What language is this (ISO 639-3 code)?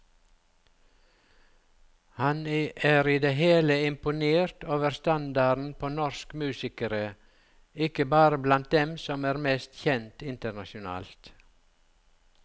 nor